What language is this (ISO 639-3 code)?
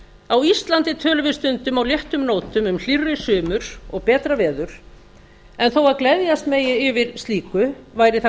isl